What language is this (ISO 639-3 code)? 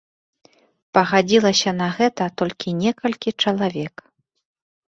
bel